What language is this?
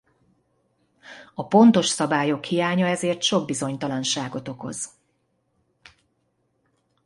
Hungarian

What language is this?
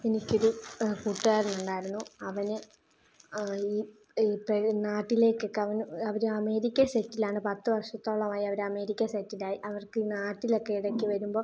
Malayalam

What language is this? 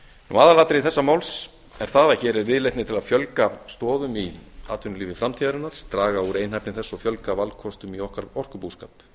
Icelandic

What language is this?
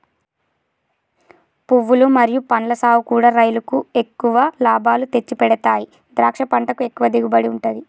Telugu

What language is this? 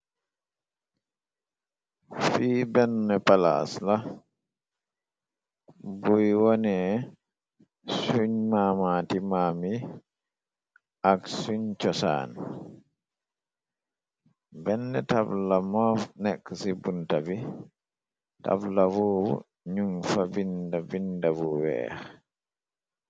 Wolof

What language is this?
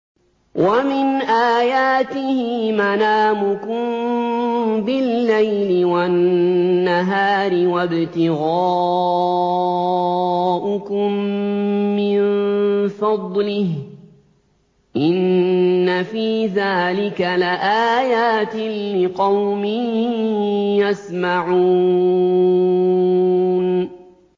Arabic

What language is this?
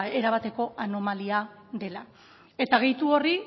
Basque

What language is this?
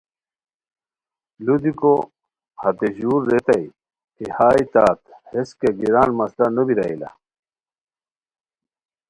Khowar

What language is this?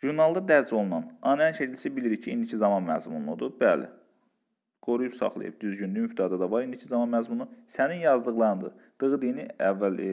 Turkish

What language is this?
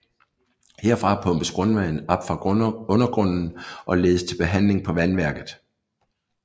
Danish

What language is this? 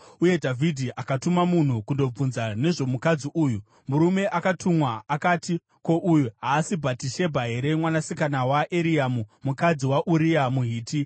Shona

